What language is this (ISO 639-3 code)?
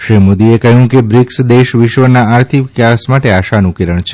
guj